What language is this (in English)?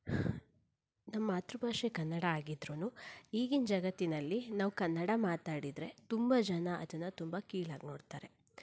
Kannada